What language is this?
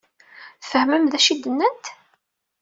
Kabyle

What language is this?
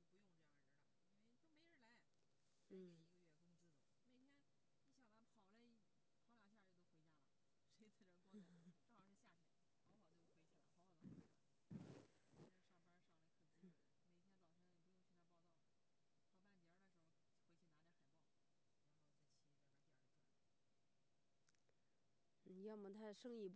Chinese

